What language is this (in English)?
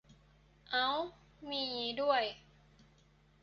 Thai